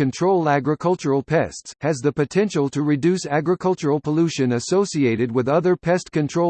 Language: English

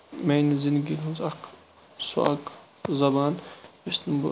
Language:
Kashmiri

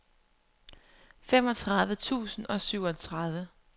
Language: Danish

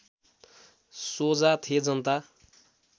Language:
Nepali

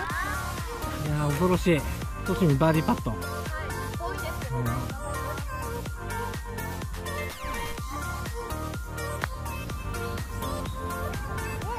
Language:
Japanese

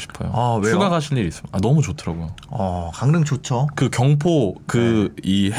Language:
Korean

